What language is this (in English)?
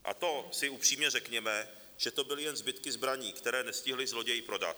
Czech